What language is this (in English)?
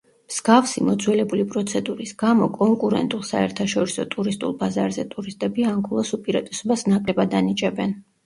Georgian